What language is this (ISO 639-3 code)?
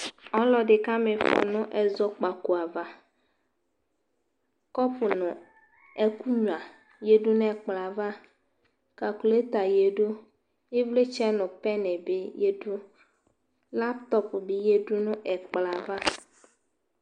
kpo